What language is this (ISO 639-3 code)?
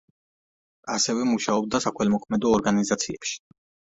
kat